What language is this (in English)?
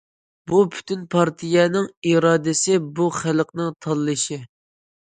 Uyghur